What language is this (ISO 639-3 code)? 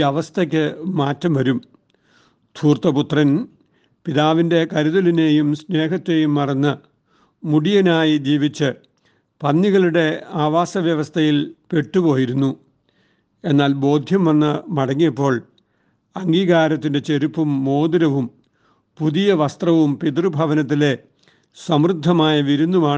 mal